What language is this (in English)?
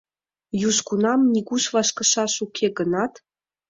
Mari